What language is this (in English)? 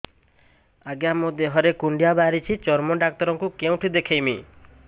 Odia